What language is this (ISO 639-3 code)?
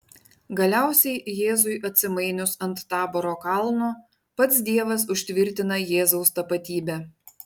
lit